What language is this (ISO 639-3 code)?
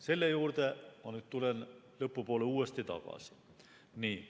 est